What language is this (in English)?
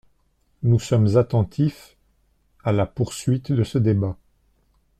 French